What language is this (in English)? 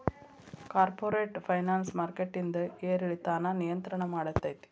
Kannada